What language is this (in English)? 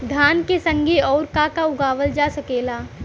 Bhojpuri